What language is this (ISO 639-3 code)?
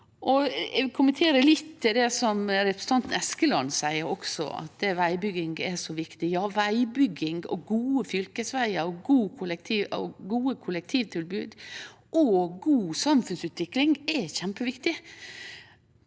nor